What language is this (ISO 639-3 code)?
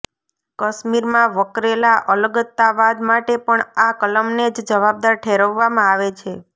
guj